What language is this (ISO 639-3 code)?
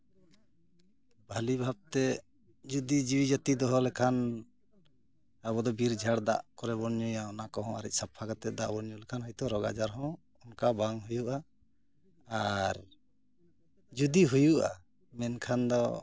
sat